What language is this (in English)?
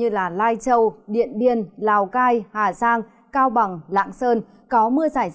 Vietnamese